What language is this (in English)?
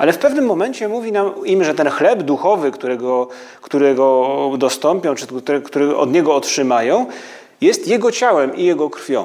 Polish